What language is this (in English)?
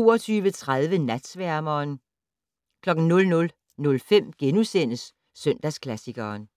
Danish